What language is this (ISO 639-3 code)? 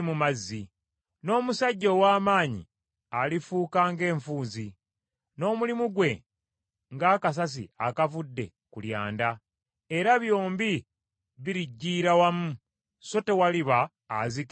lug